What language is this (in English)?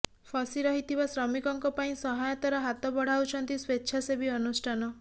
Odia